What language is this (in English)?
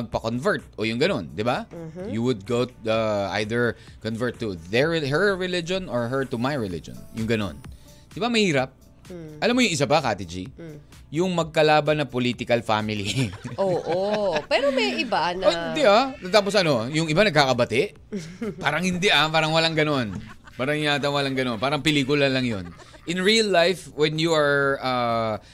Filipino